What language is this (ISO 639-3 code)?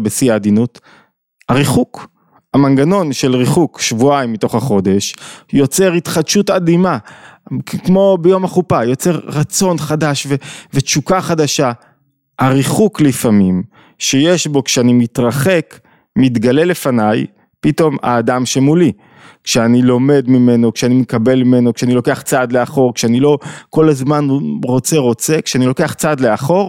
heb